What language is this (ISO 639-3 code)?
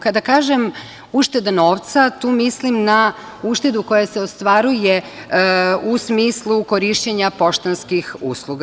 srp